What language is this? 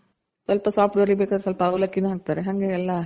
Kannada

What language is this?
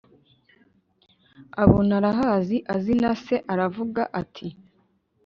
Kinyarwanda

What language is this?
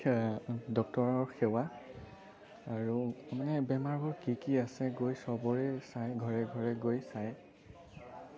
Assamese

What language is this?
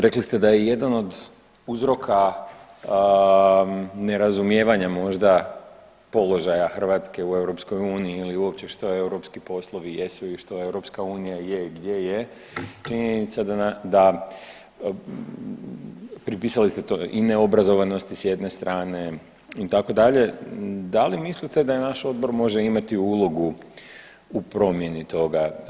Croatian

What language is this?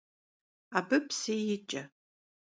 Kabardian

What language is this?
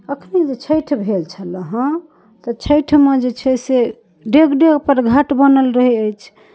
Maithili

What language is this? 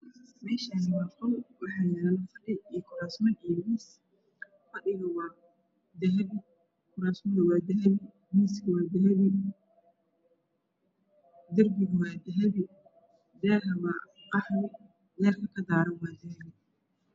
Somali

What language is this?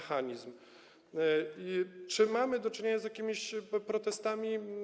Polish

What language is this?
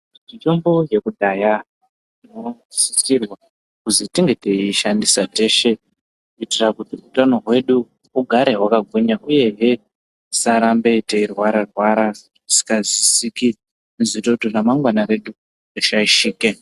Ndau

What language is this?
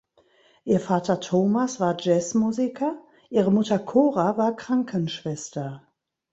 German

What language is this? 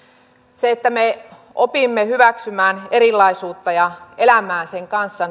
Finnish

